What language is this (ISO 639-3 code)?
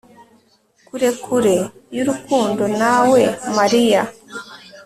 kin